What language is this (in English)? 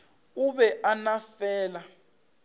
Northern Sotho